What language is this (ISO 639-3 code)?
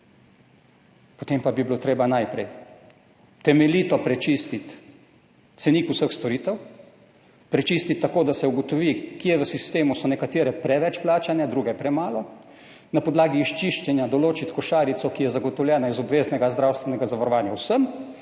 slv